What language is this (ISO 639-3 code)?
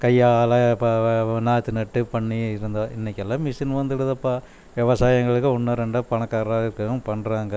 tam